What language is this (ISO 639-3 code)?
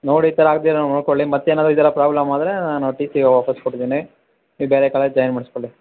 kan